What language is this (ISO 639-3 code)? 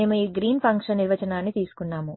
tel